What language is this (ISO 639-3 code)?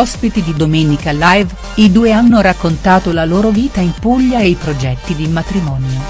ita